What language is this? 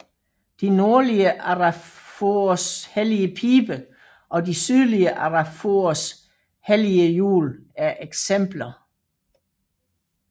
Danish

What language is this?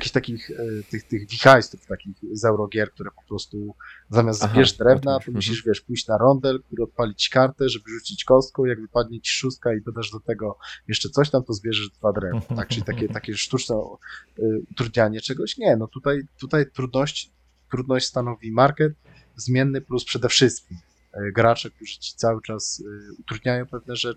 Polish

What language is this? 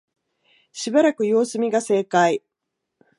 Japanese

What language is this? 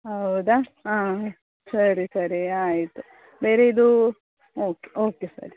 Kannada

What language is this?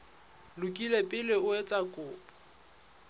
Southern Sotho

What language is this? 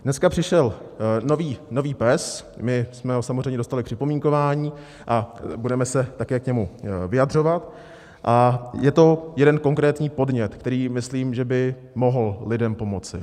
Czech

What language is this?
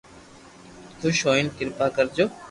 Loarki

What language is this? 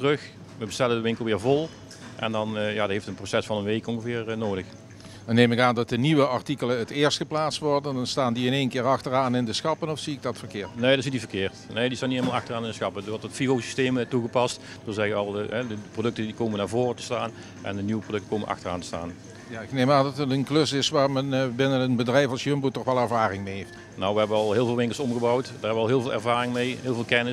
Dutch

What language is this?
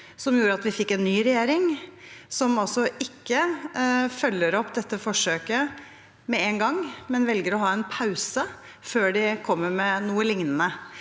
Norwegian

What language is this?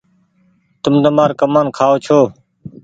Goaria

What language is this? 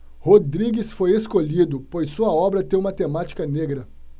Portuguese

